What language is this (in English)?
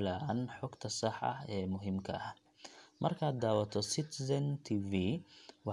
Somali